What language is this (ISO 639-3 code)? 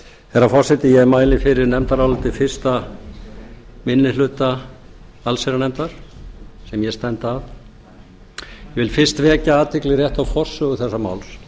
isl